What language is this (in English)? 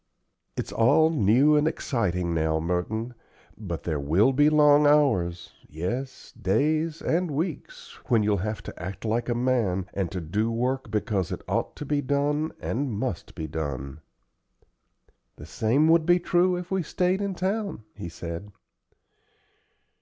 English